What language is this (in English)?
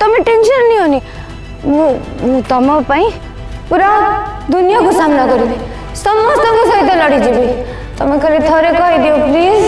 Hindi